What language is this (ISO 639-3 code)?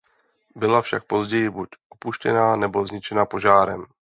ces